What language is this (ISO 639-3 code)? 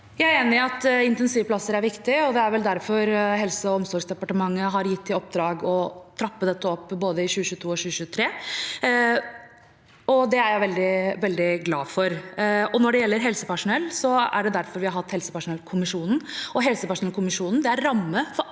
nor